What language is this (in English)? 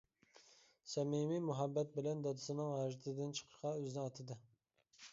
Uyghur